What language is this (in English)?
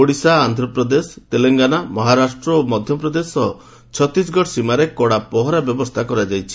Odia